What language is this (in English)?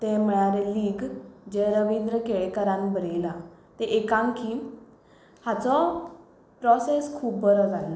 Konkani